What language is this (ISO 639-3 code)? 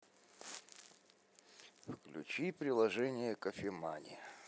rus